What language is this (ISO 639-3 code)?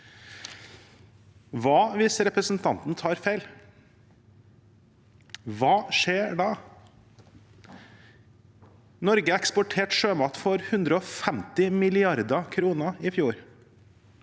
nor